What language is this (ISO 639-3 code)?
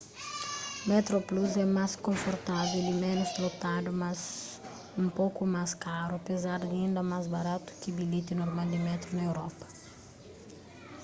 kea